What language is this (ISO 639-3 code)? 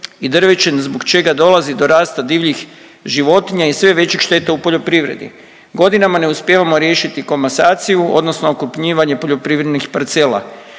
hrv